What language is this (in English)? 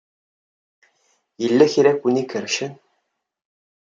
Kabyle